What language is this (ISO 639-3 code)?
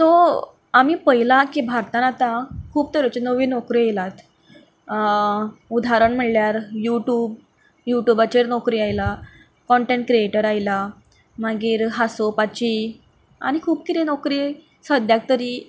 kok